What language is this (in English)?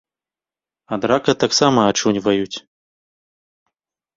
Belarusian